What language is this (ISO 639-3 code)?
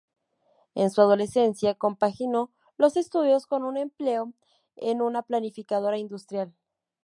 spa